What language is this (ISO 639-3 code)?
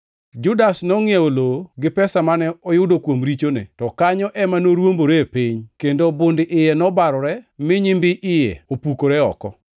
luo